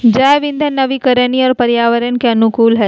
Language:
Magahi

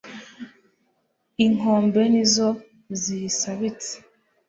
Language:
Kinyarwanda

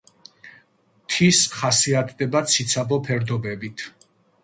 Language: Georgian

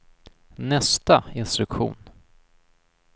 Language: Swedish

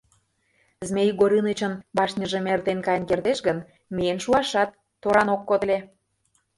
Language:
Mari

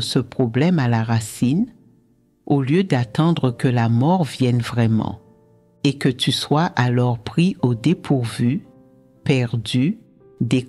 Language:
French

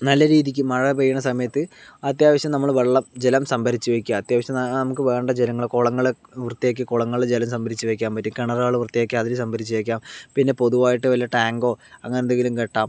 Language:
Malayalam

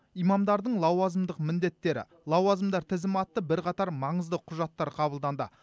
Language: Kazakh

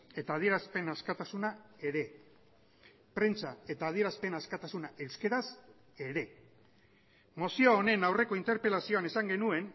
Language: Basque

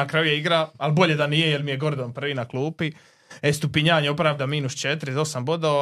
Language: Croatian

